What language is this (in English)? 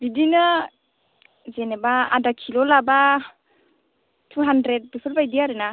Bodo